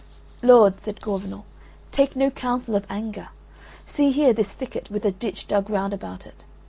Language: English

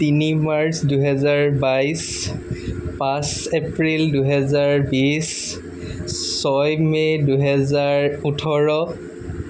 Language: Assamese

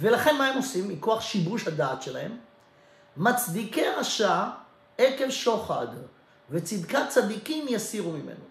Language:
Hebrew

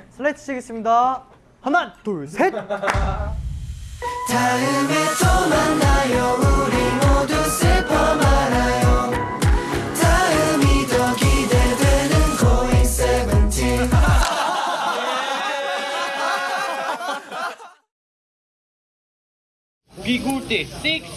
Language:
Korean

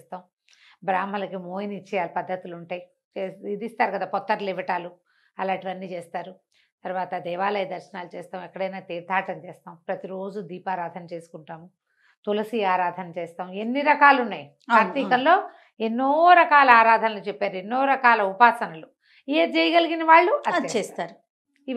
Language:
Telugu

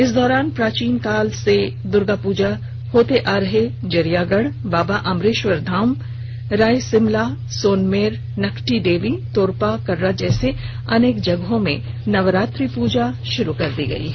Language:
Hindi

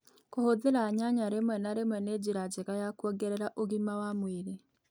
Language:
Kikuyu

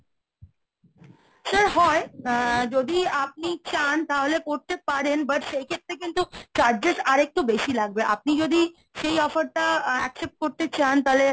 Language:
Bangla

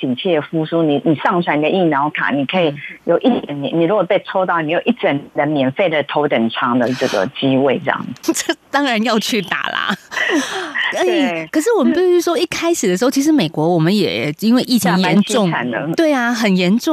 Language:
Chinese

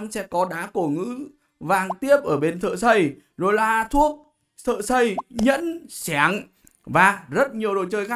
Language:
Vietnamese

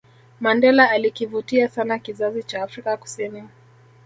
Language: Swahili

